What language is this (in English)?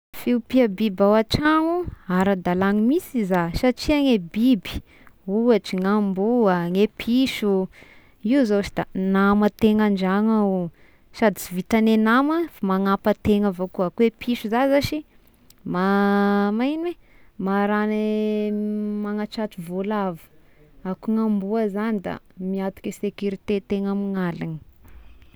Tesaka Malagasy